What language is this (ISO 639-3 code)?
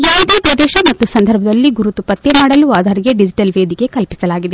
kan